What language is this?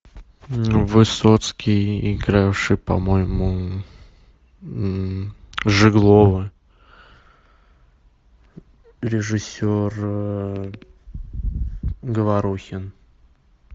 Russian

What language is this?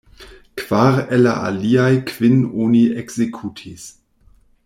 Esperanto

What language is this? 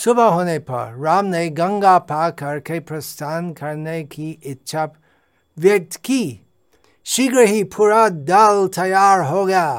Hindi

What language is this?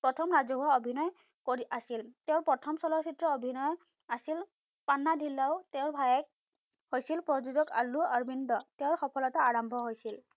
Assamese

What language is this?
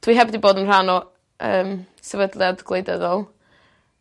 Welsh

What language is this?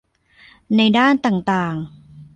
Thai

